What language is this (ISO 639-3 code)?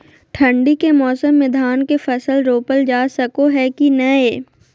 mag